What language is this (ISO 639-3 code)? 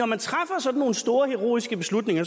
dan